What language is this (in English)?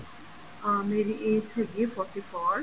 Punjabi